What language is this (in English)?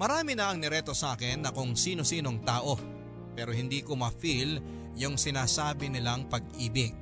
Filipino